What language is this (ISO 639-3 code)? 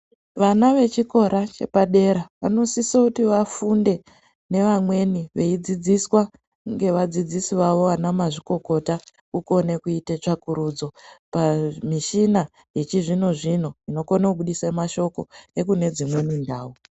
ndc